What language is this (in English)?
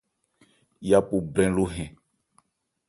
Ebrié